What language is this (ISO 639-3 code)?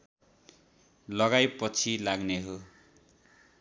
nep